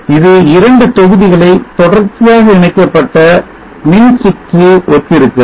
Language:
Tamil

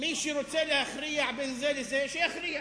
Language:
Hebrew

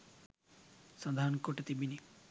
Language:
Sinhala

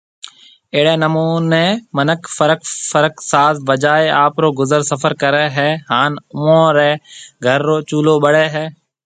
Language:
Marwari (Pakistan)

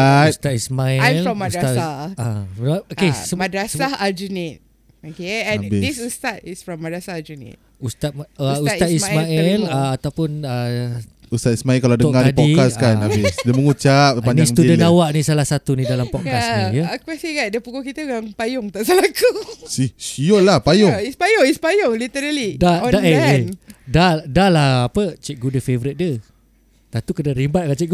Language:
Malay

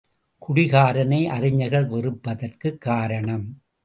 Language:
Tamil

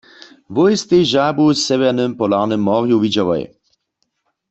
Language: Upper Sorbian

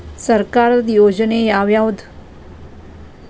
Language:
Kannada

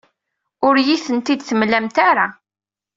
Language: Kabyle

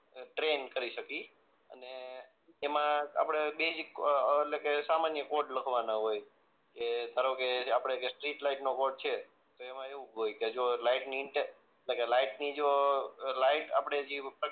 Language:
Gujarati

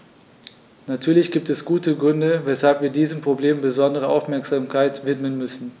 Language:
German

